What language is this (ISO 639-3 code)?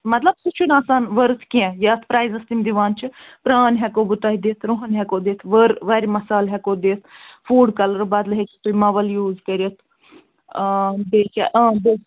kas